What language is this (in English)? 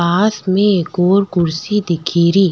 Rajasthani